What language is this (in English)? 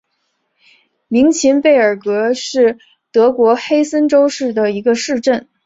Chinese